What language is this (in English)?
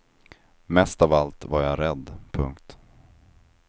Swedish